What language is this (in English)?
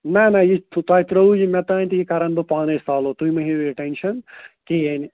Kashmiri